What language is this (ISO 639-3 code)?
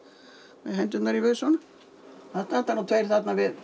isl